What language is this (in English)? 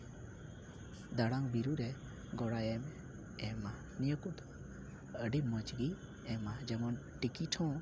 Santali